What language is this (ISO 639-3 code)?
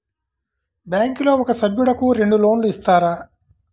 tel